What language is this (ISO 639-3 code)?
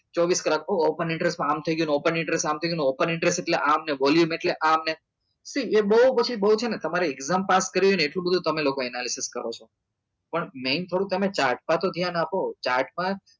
guj